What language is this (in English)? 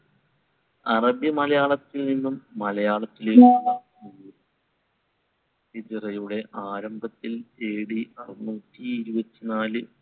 Malayalam